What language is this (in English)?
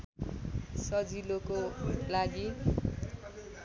Nepali